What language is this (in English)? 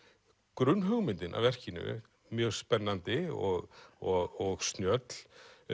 Icelandic